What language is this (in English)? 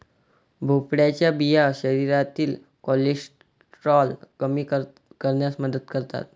Marathi